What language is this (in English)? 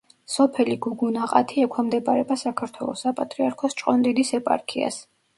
Georgian